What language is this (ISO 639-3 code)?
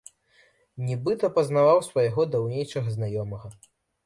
bel